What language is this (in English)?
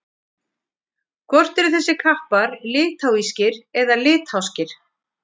Icelandic